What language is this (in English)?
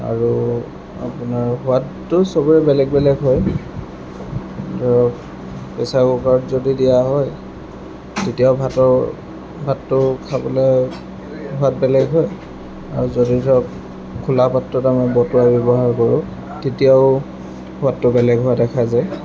Assamese